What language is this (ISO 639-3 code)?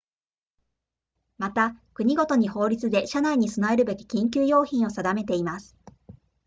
jpn